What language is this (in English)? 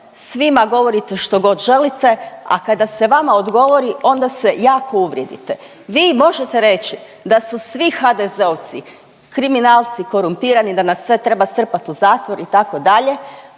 Croatian